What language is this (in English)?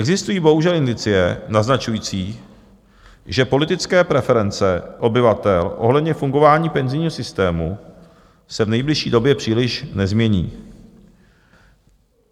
Czech